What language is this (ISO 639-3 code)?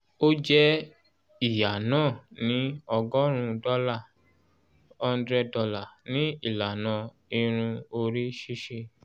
yor